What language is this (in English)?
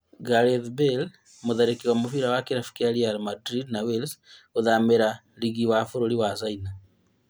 Kikuyu